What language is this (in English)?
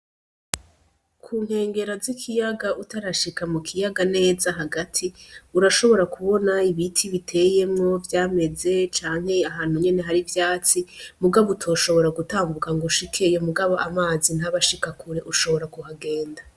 Rundi